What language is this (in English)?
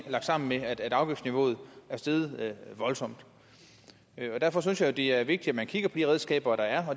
Danish